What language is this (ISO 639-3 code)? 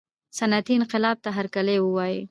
pus